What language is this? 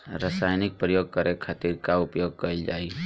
Bhojpuri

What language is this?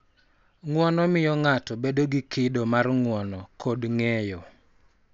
Luo (Kenya and Tanzania)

